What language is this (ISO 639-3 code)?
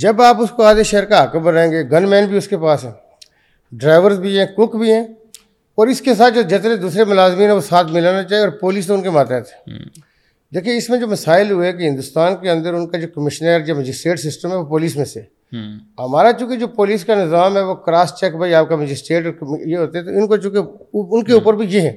urd